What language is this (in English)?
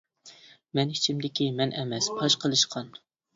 Uyghur